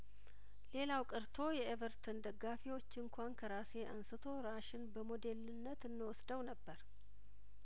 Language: Amharic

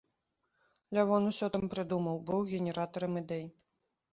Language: Belarusian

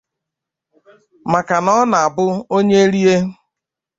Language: Igbo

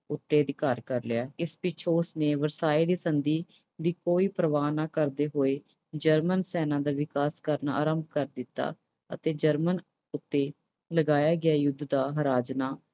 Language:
Punjabi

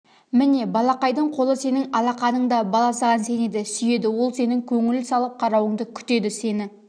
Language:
Kazakh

